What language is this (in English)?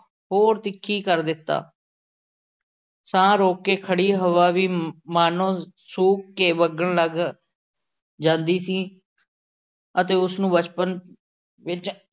Punjabi